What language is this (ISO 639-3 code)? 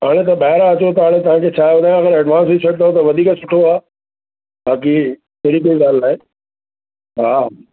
snd